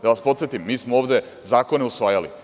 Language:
Serbian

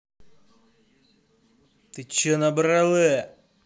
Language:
Russian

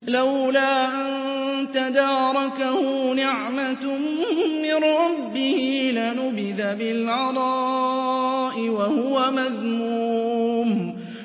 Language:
Arabic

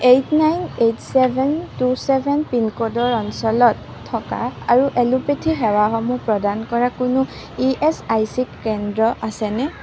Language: Assamese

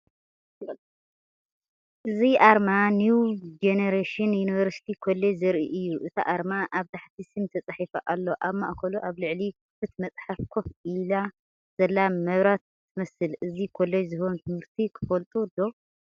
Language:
Tigrinya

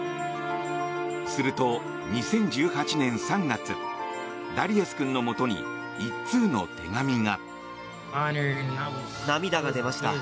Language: Japanese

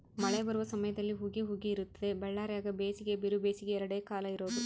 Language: Kannada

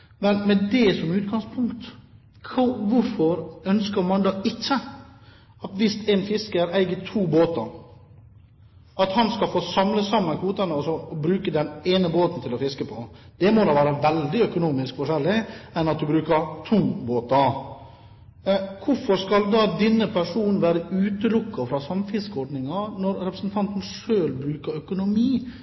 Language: Norwegian Bokmål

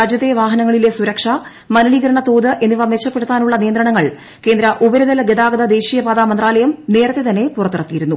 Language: Malayalam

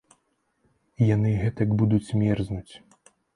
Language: Belarusian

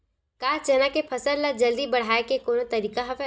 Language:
Chhattisgarhi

